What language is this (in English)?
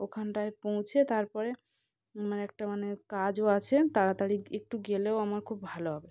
Bangla